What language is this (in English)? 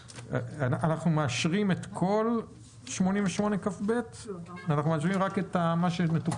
Hebrew